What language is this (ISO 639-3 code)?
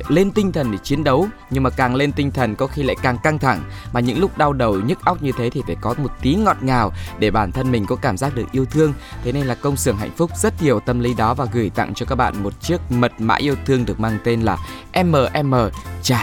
vie